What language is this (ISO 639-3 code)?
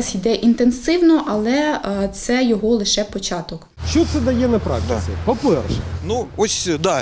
ukr